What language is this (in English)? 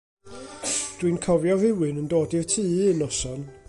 Welsh